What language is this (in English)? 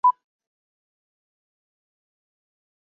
Chinese